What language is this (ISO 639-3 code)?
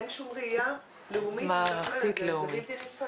heb